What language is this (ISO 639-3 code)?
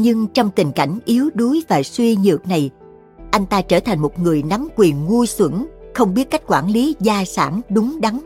vie